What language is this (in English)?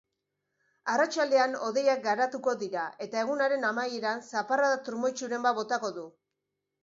Basque